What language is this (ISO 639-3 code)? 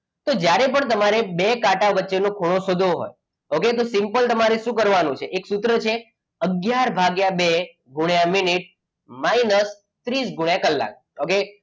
guj